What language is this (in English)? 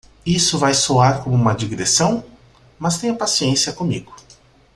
Portuguese